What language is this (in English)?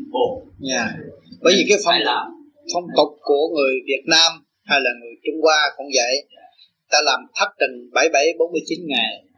Vietnamese